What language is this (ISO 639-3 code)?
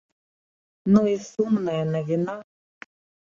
bel